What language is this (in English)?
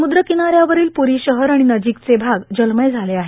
Marathi